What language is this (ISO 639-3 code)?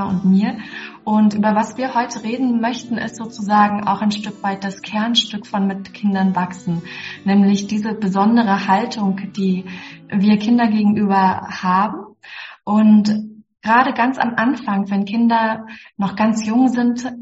deu